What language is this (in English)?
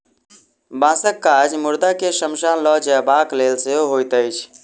Maithili